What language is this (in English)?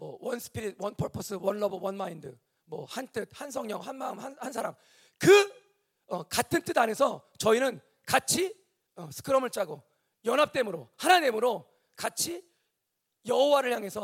Korean